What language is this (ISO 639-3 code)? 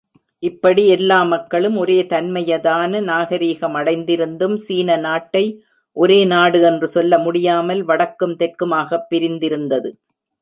tam